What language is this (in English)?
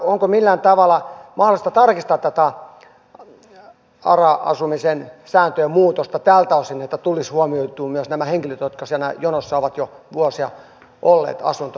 Finnish